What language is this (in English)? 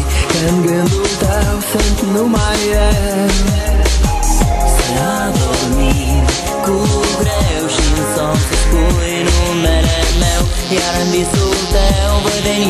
Romanian